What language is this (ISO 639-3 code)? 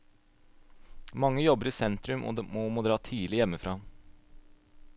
nor